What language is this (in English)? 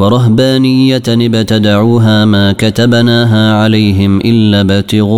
Arabic